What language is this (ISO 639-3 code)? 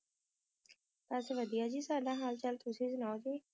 pan